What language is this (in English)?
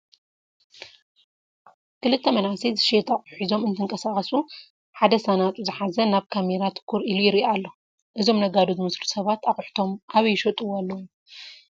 Tigrinya